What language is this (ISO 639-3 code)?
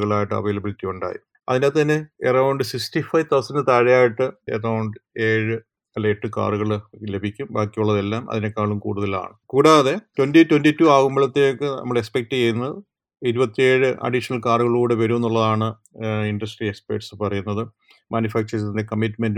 mal